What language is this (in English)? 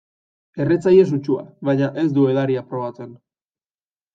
Basque